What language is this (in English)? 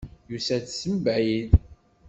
Kabyle